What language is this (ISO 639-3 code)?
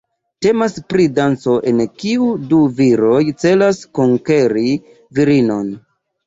epo